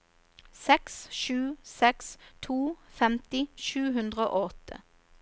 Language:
Norwegian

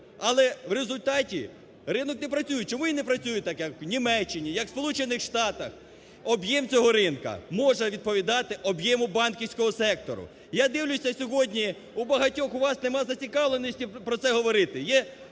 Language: Ukrainian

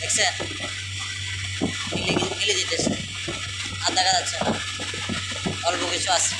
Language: Hiri Motu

